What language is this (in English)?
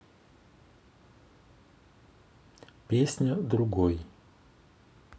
Russian